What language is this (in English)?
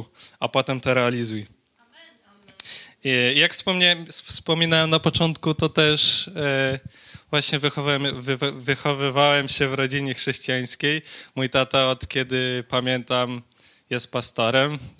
Polish